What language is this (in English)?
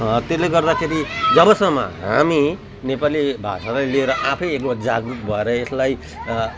Nepali